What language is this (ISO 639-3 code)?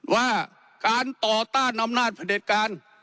tha